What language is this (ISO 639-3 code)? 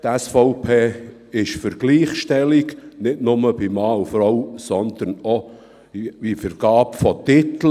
gsw